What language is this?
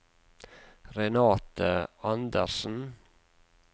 Norwegian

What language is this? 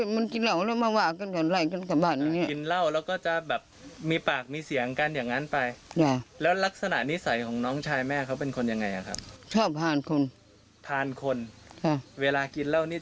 Thai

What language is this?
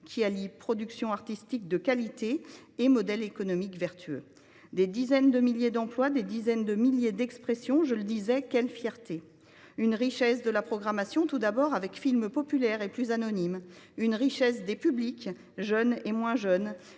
French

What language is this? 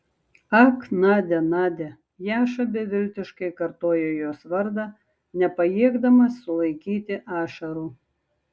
Lithuanian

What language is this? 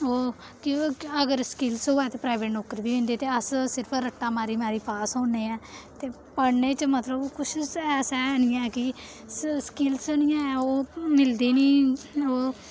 Dogri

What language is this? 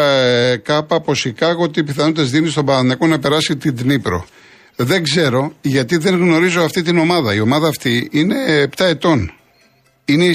Greek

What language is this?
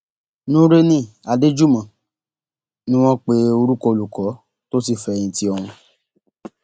Yoruba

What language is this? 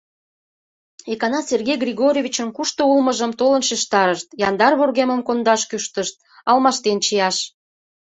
Mari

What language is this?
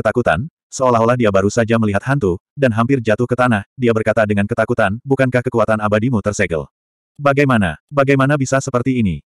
Indonesian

